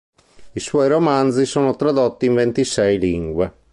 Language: Italian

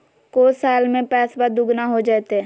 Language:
Magahi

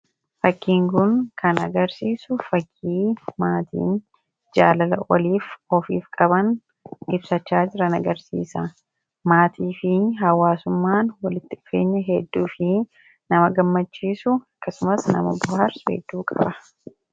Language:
Oromo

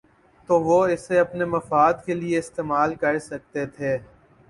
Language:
Urdu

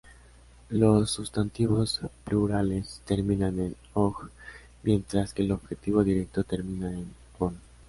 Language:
Spanish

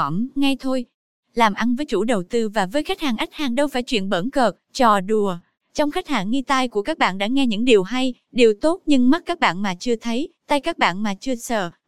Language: Vietnamese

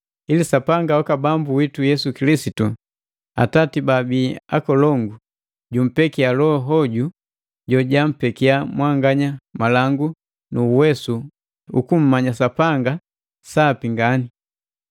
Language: Matengo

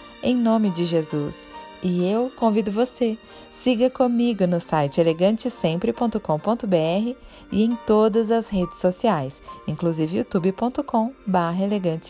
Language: Portuguese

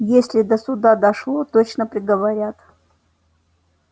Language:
Russian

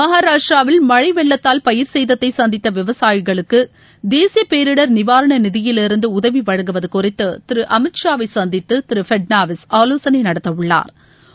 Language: Tamil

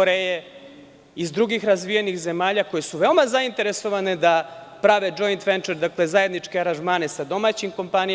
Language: Serbian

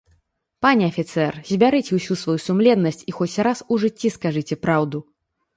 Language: Belarusian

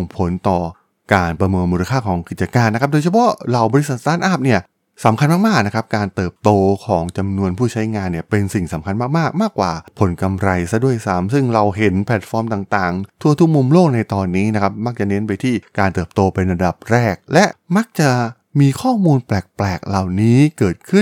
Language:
Thai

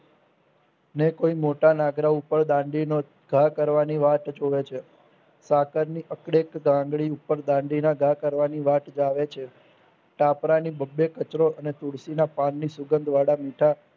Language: Gujarati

